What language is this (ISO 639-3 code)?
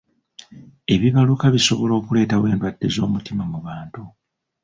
lug